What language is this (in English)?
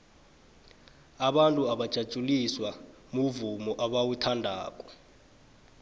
South Ndebele